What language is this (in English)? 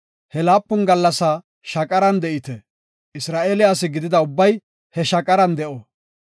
Gofa